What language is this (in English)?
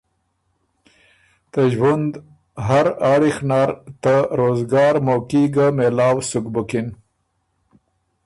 Ormuri